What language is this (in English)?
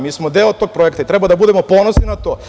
Serbian